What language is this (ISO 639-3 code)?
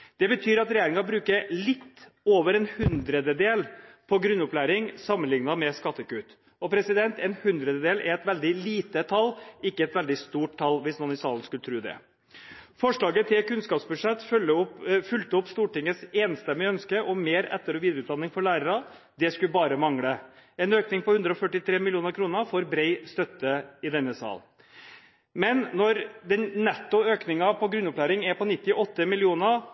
nob